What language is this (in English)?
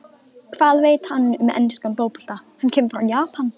Icelandic